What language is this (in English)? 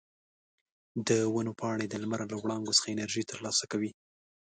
Pashto